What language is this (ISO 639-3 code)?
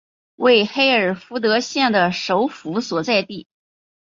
zho